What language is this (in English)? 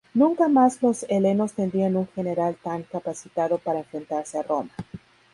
Spanish